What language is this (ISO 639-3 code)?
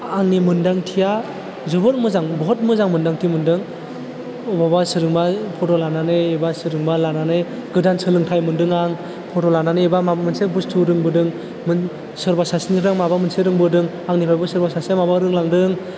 brx